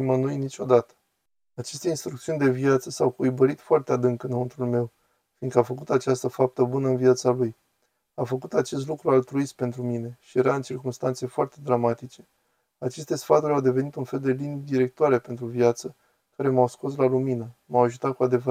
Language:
Romanian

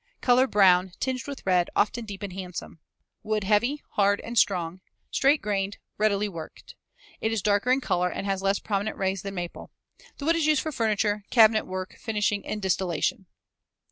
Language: English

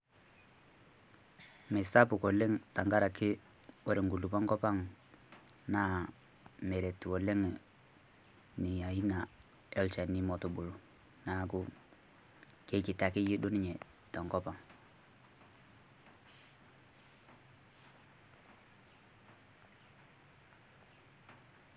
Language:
Masai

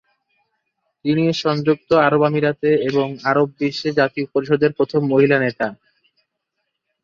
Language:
Bangla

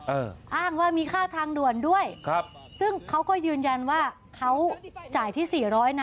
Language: Thai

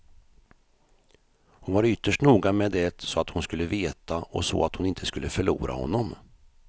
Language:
Swedish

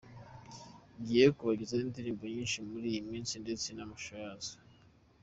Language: Kinyarwanda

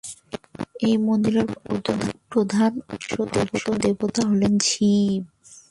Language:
Bangla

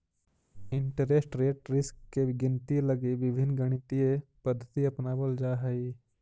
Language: Magahi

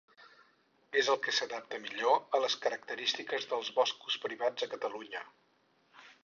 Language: Catalan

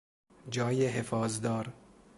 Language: Persian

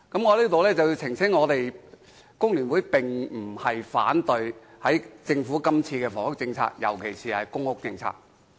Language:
Cantonese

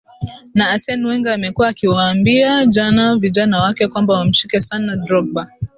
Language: Swahili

